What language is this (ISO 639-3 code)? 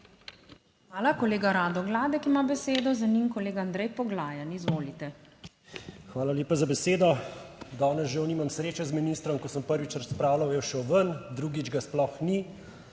slv